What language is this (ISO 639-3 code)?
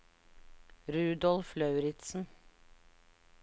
nor